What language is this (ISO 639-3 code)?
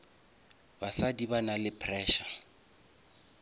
nso